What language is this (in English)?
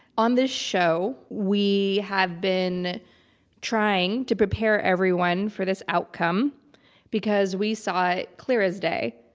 English